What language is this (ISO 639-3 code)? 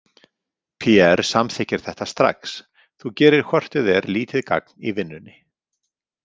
isl